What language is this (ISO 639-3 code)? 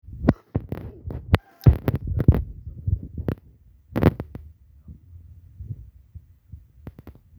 mas